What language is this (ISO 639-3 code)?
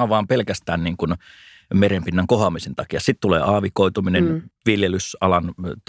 fin